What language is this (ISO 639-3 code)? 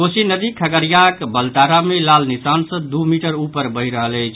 mai